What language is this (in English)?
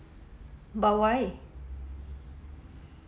English